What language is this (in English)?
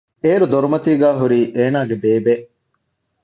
Divehi